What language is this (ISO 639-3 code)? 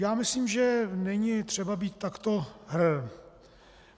ces